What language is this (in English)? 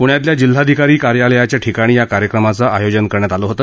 Marathi